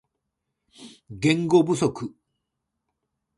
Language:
Japanese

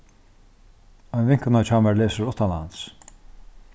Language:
Faroese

